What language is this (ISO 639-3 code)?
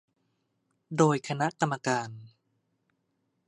tha